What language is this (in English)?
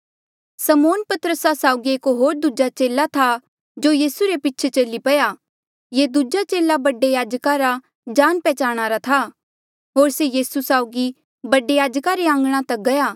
Mandeali